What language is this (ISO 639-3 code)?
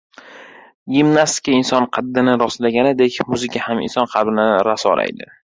uzb